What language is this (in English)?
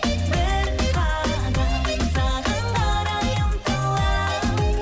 Kazakh